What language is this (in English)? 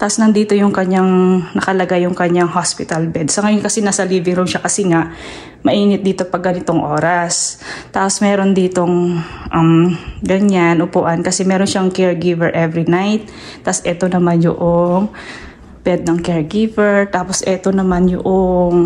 Filipino